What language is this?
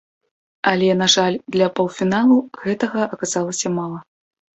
Belarusian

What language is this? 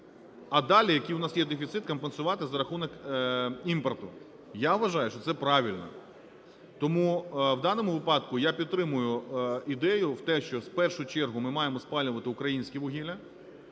Ukrainian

